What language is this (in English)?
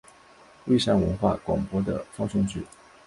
Chinese